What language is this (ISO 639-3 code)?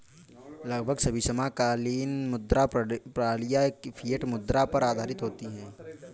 hin